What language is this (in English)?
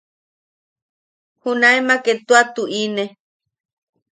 Yaqui